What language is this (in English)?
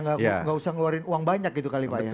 Indonesian